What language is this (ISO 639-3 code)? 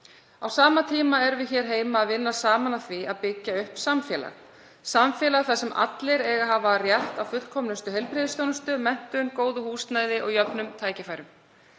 isl